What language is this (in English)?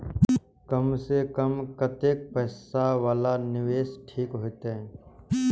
Maithili